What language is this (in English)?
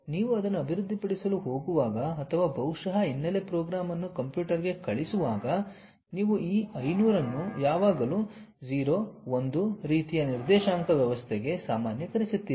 Kannada